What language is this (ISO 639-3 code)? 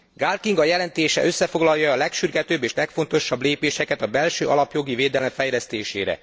hun